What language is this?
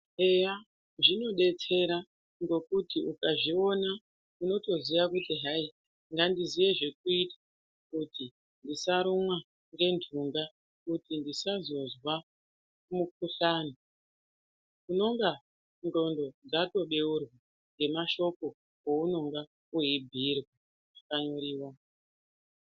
Ndau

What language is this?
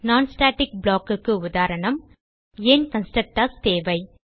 Tamil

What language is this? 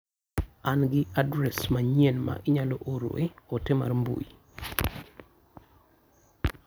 Luo (Kenya and Tanzania)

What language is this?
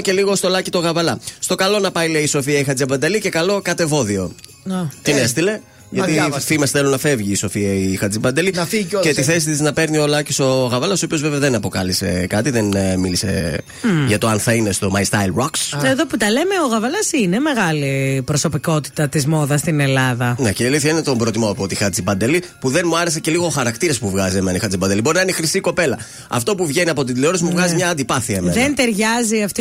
Greek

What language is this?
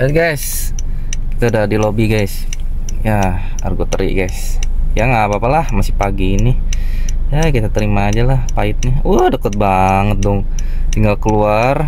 Indonesian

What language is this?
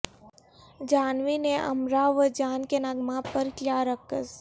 Urdu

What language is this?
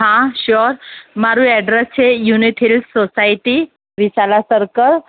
Gujarati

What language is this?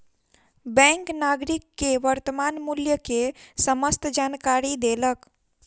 Maithili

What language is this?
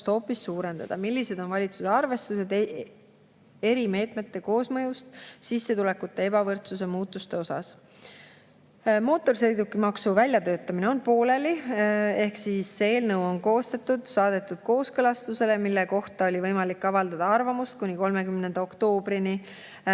Estonian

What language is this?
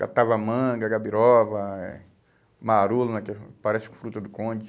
Portuguese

